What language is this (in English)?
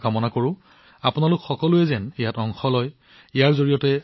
Assamese